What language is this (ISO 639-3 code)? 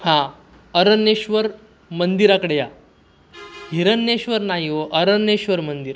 mar